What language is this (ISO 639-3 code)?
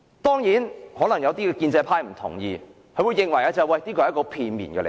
yue